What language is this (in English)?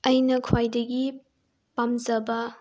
Manipuri